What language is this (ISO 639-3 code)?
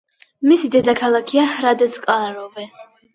kat